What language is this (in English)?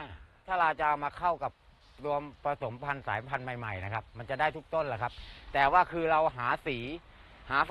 Thai